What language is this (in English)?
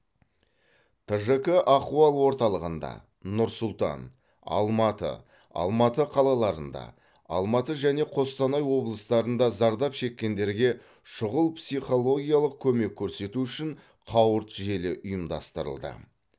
Kazakh